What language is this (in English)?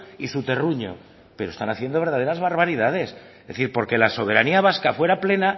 Spanish